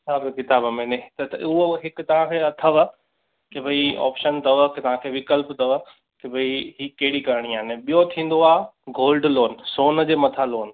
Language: Sindhi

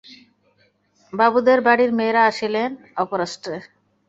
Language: Bangla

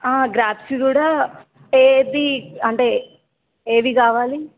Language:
Telugu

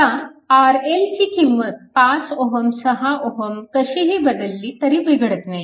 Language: Marathi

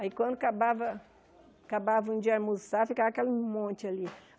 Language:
Portuguese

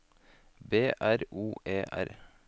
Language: Norwegian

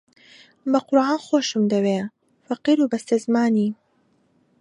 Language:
Central Kurdish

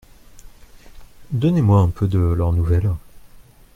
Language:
French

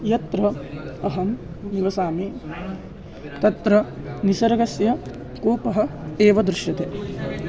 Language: Sanskrit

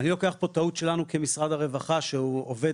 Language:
Hebrew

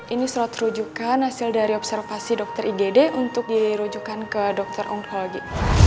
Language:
Indonesian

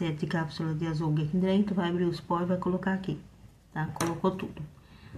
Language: Portuguese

